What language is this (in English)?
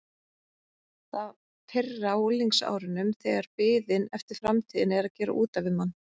Icelandic